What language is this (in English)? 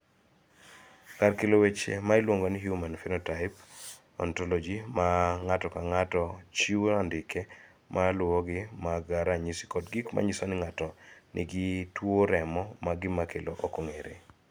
Luo (Kenya and Tanzania)